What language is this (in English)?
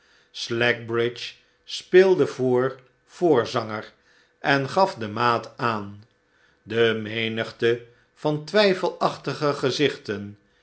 Dutch